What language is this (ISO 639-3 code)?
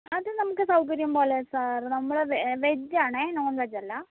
mal